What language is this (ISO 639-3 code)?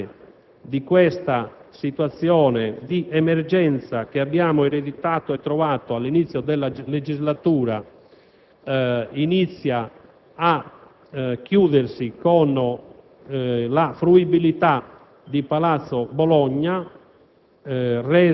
ita